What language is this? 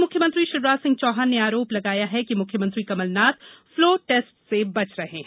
Hindi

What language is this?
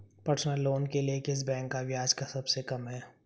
Hindi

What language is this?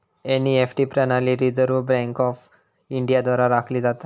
Marathi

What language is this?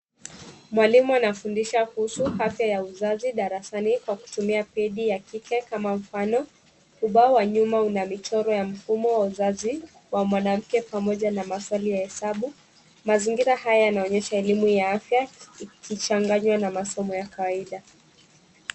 Swahili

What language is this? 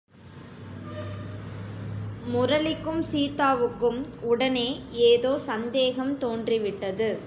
Tamil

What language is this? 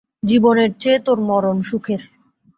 Bangla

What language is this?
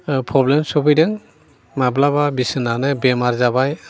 Bodo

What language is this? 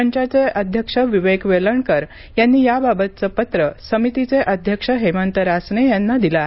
Marathi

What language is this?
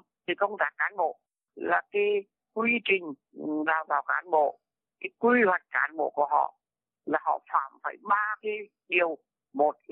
Vietnamese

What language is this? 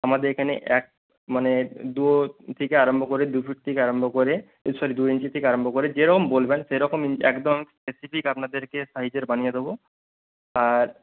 Bangla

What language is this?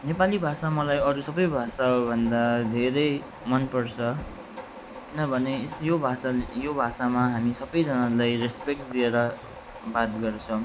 Nepali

